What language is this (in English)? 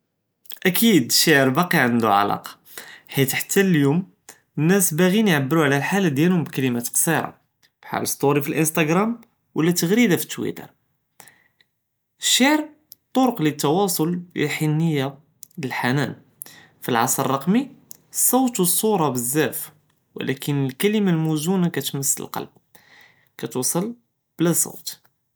Judeo-Arabic